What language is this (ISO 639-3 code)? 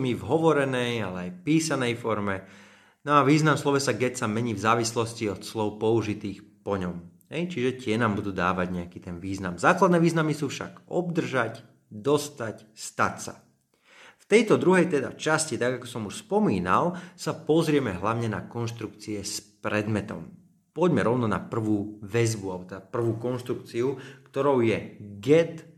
slk